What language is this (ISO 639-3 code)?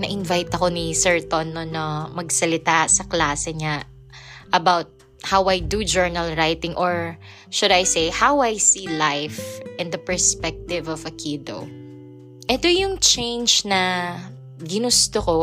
fil